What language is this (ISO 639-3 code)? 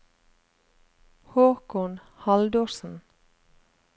nor